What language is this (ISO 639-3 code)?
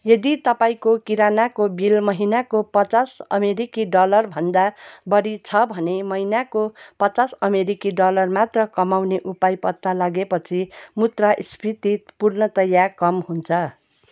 nep